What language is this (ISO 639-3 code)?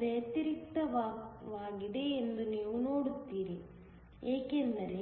kan